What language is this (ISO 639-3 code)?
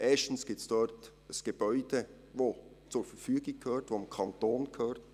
gsw